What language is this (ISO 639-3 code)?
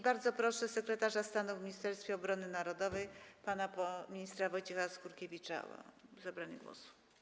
pol